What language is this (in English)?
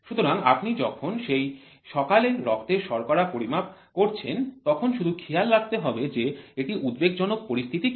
Bangla